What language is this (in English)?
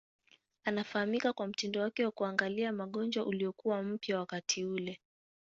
Swahili